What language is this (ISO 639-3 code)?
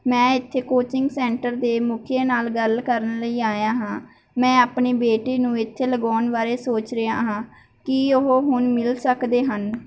pan